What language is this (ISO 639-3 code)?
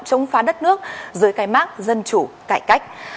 vie